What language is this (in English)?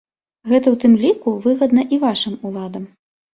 Belarusian